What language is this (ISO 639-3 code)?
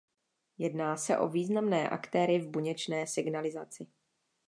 ces